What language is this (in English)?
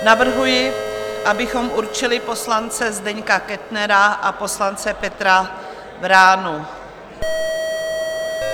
Czech